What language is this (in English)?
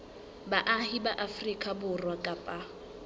Southern Sotho